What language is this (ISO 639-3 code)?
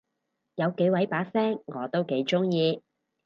yue